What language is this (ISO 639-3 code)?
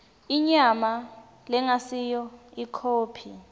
ssw